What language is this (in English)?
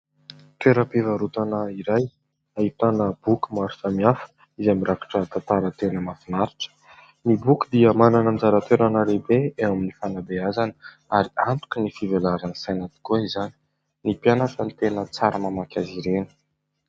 Malagasy